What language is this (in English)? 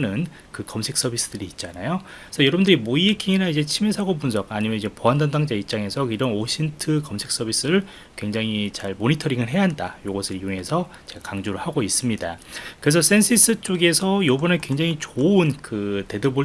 Korean